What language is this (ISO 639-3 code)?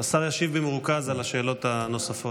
heb